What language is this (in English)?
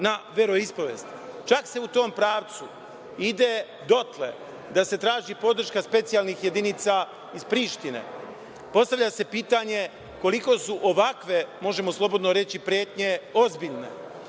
Serbian